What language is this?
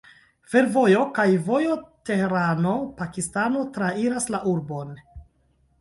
Esperanto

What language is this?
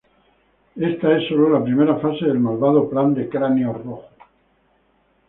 Spanish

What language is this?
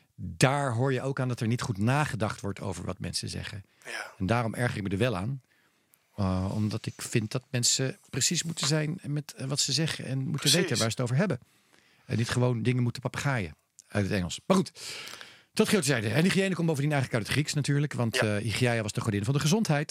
Dutch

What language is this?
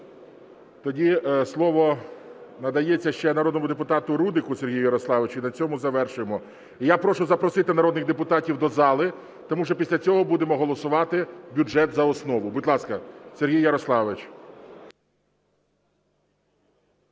Ukrainian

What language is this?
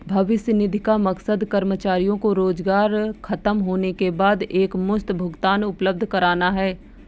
Hindi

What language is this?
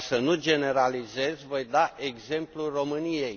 Romanian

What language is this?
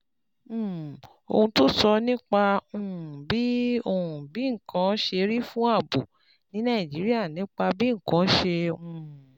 Yoruba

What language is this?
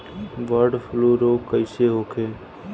Bhojpuri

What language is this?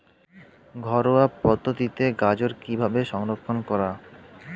Bangla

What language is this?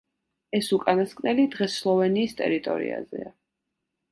Georgian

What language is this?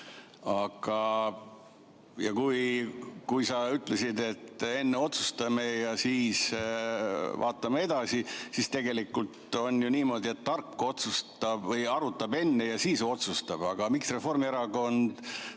Estonian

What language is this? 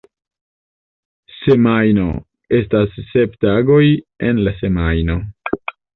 Esperanto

